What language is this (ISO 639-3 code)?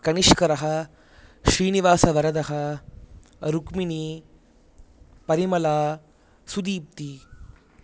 san